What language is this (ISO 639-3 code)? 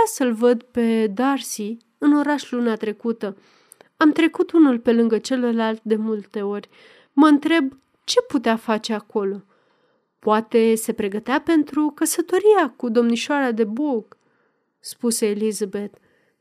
ron